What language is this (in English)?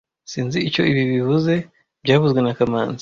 Kinyarwanda